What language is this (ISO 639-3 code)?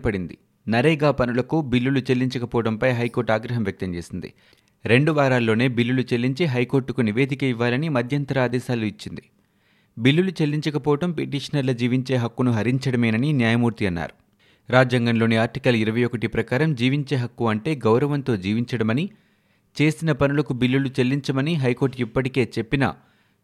tel